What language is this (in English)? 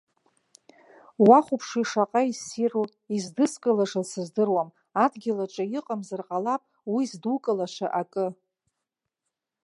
Abkhazian